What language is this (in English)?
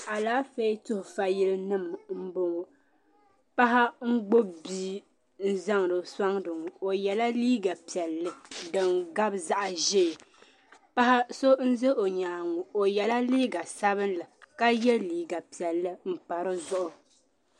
Dagbani